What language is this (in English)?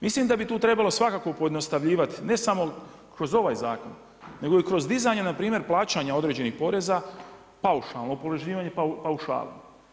Croatian